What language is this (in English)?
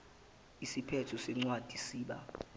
Zulu